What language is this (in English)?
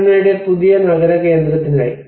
Malayalam